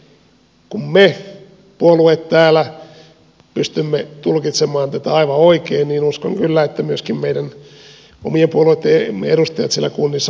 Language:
Finnish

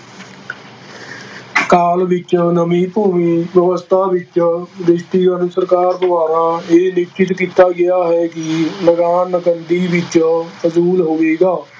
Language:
Punjabi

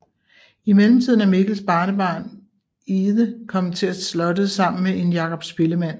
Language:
Danish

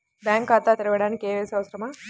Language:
Telugu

